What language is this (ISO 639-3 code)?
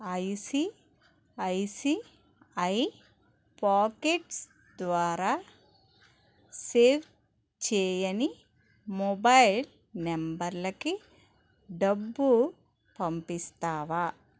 tel